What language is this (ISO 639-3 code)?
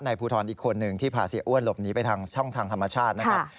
tha